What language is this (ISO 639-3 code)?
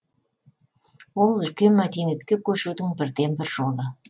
kaz